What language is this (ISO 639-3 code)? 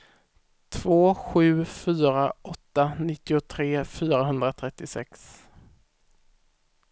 swe